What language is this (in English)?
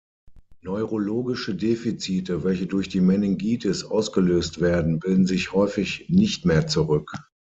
German